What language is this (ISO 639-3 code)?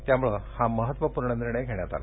mar